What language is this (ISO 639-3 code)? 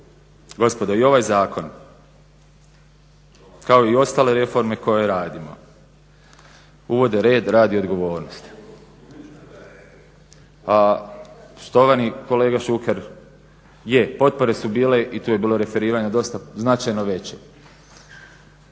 hrv